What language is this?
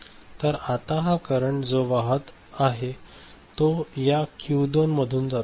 Marathi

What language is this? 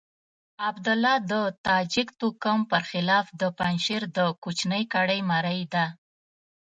Pashto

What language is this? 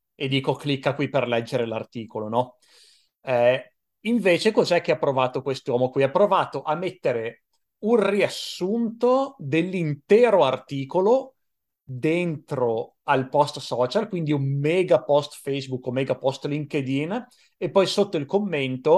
Italian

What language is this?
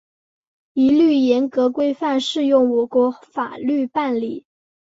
Chinese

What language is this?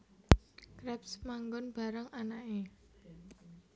Javanese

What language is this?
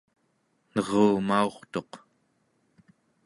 Central Yupik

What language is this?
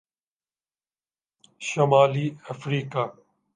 Urdu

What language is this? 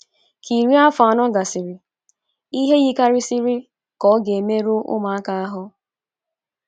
Igbo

